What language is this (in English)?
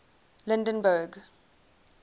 English